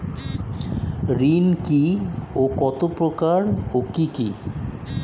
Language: Bangla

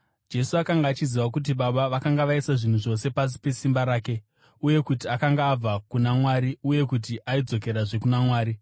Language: Shona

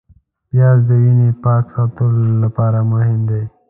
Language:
Pashto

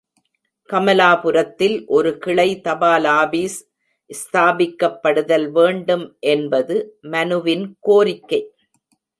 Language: Tamil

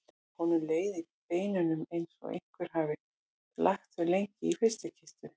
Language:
Icelandic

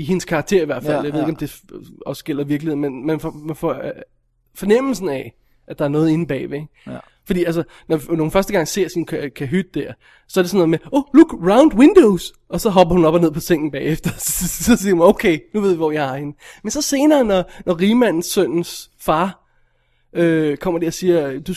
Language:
Danish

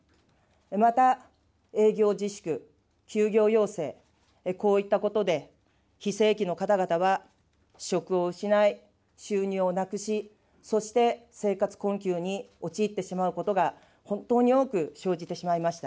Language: Japanese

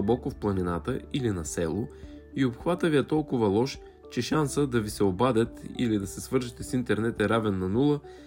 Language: Bulgarian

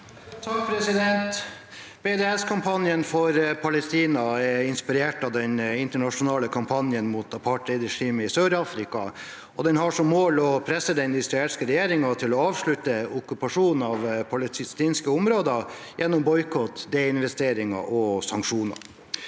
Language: Norwegian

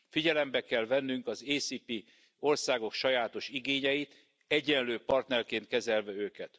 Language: Hungarian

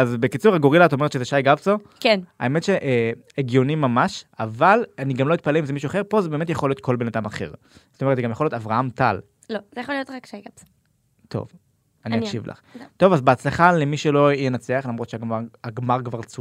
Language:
Hebrew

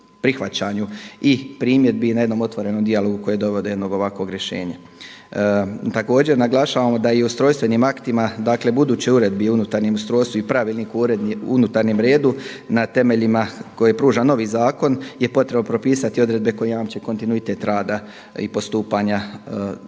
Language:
Croatian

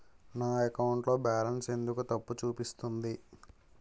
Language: Telugu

